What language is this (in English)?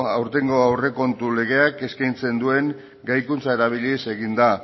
Basque